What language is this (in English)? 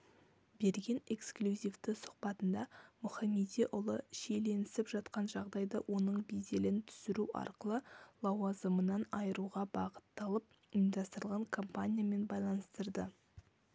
Kazakh